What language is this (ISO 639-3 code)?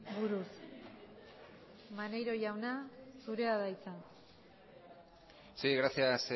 eus